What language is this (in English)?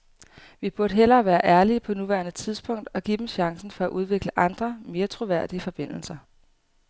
Danish